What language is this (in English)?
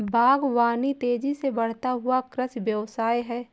Hindi